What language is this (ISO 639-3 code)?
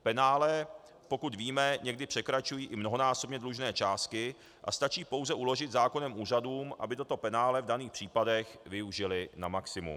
ces